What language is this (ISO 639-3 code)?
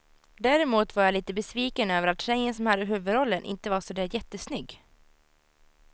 swe